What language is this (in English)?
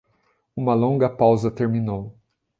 Portuguese